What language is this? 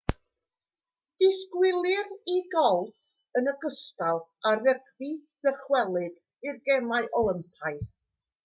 Welsh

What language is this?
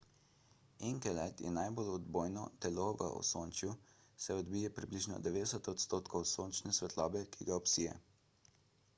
Slovenian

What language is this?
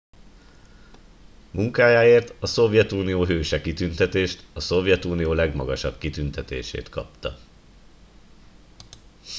Hungarian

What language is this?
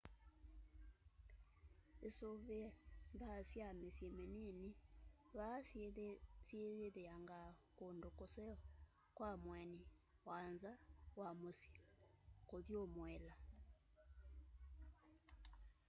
Kamba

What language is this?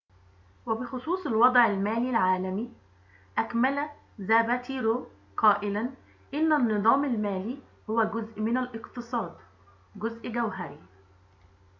Arabic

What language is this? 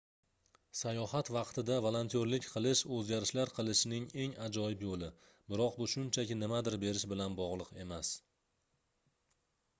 Uzbek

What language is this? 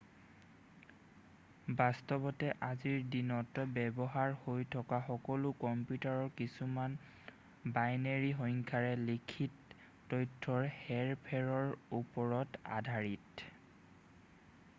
Assamese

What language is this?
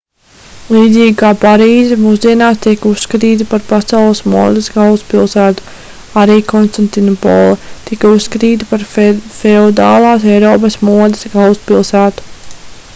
Latvian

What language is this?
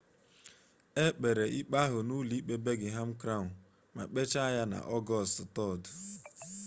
Igbo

